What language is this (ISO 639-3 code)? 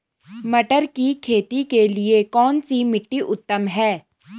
hin